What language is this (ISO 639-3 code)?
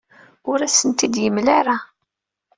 kab